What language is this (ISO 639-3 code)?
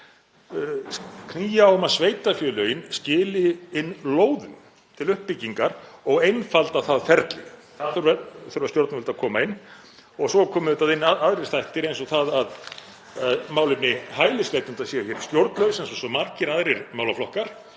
isl